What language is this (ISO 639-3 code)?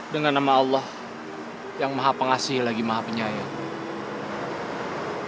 ind